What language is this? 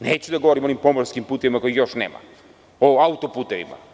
Serbian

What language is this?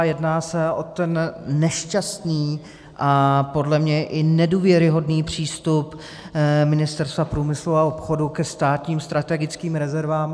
Czech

